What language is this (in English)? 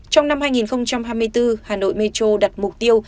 Vietnamese